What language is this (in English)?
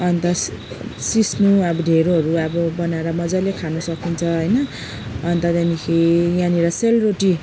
Nepali